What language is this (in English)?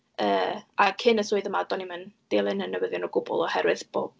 Welsh